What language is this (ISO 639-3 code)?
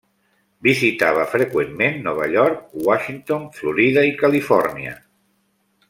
cat